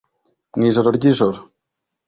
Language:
Kinyarwanda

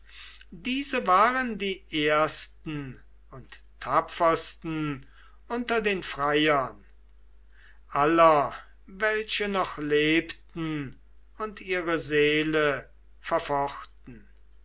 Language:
German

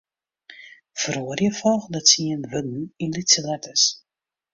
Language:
Western Frisian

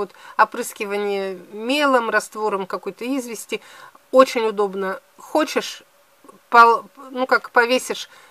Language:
Russian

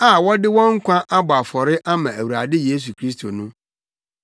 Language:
Akan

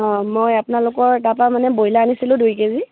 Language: Assamese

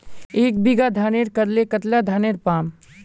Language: Magahi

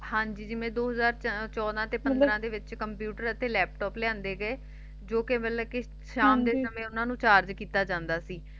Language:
Punjabi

